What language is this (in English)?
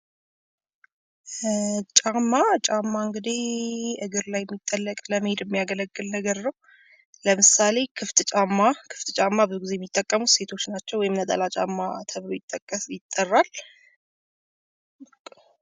Amharic